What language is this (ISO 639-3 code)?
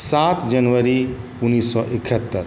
mai